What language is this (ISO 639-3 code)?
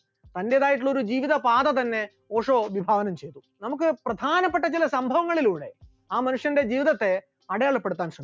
mal